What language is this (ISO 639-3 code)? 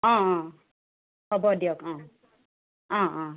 asm